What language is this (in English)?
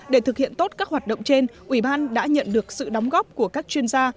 Vietnamese